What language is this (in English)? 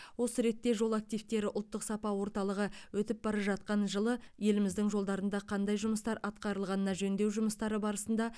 Kazakh